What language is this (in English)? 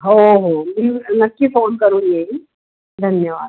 Marathi